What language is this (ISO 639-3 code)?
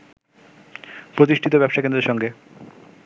ben